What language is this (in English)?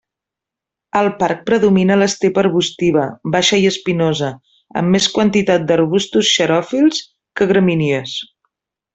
Catalan